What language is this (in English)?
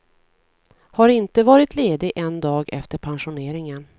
Swedish